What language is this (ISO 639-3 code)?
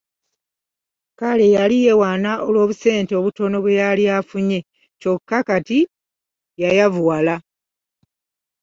lug